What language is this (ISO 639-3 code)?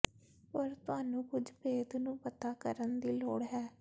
pan